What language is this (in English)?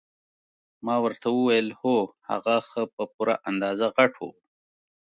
Pashto